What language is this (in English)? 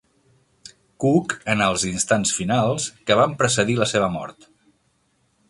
Catalan